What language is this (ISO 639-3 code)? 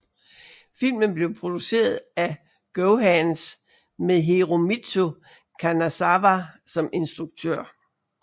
dan